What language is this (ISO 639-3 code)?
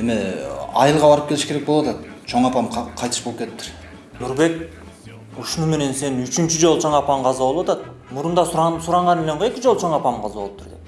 tur